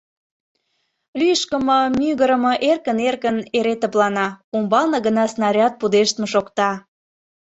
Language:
Mari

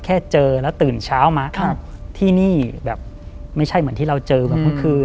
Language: Thai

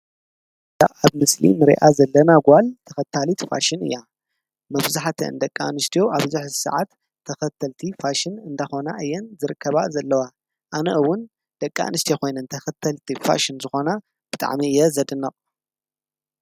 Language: Tigrinya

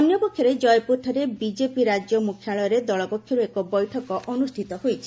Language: Odia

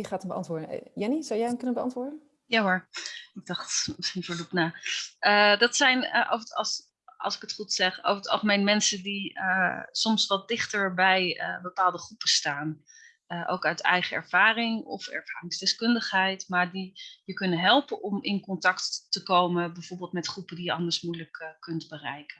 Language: Dutch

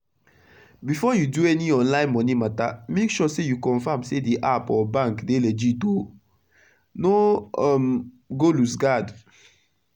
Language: Nigerian Pidgin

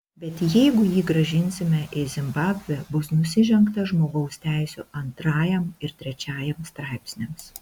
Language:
Lithuanian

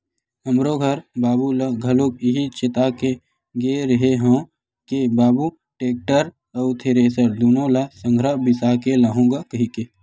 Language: Chhattisgarhi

